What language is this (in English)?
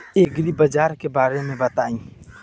Bhojpuri